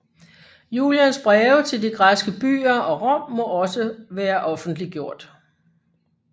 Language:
Danish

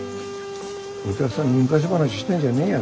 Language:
Japanese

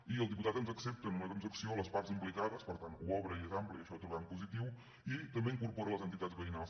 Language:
Catalan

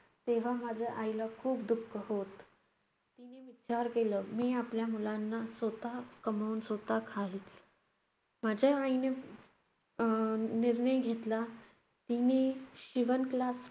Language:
Marathi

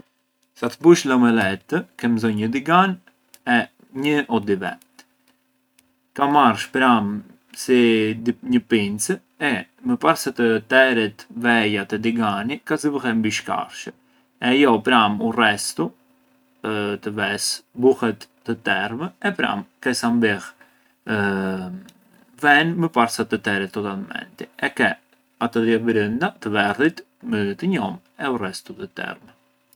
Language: Arbëreshë Albanian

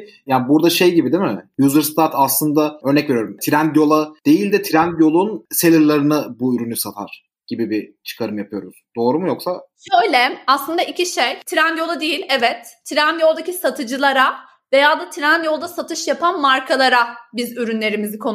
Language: Turkish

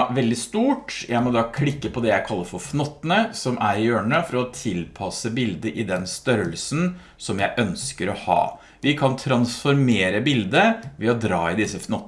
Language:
Norwegian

